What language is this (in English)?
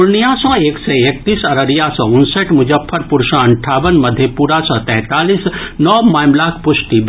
Maithili